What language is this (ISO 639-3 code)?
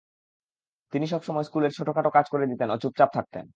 ben